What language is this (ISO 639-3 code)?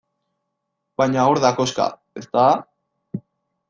eus